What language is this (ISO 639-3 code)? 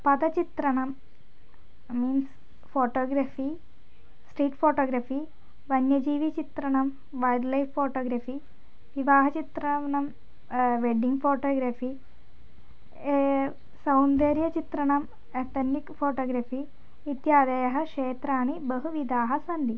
san